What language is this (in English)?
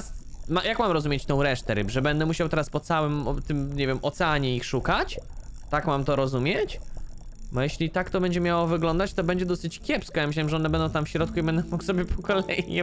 Polish